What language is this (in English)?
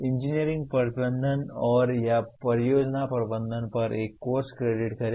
Hindi